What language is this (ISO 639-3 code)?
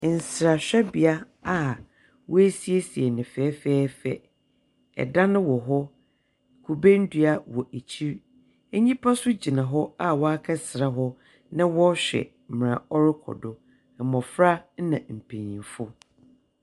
aka